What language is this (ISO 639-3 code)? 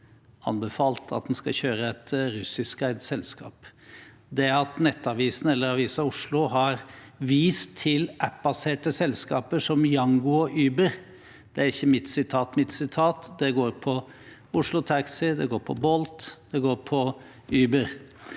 nor